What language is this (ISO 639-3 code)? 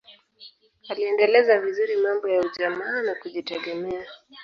swa